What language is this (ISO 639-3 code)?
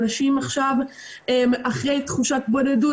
heb